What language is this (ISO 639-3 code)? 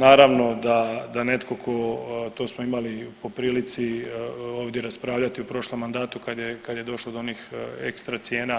hrv